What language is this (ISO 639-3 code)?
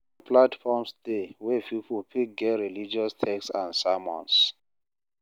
pcm